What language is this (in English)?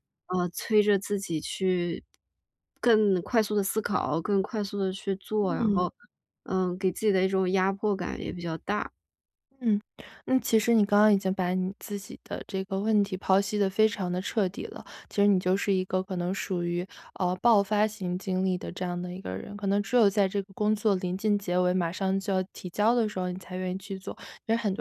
Chinese